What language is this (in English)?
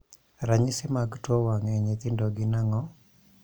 Luo (Kenya and Tanzania)